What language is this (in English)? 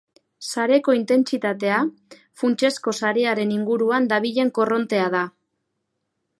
Basque